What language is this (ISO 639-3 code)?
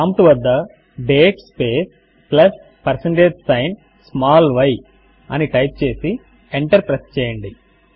tel